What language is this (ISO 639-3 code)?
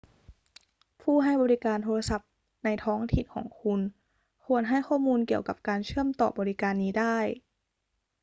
tha